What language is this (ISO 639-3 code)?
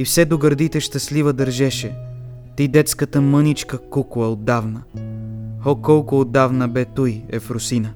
bul